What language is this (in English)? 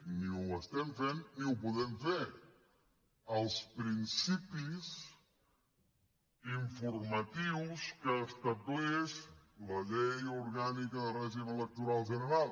Catalan